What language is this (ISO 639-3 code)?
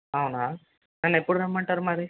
tel